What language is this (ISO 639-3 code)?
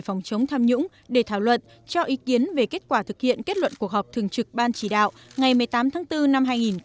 vie